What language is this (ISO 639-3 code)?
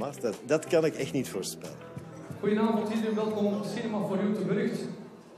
nld